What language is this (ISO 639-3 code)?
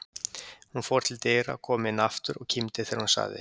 isl